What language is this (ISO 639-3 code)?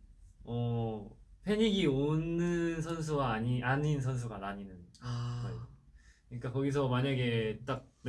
kor